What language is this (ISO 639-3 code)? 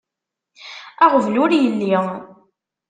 kab